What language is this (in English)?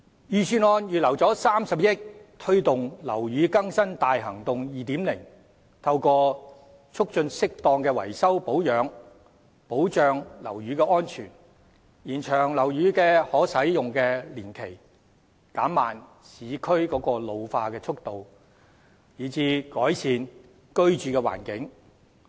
Cantonese